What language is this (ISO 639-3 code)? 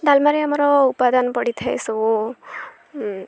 ori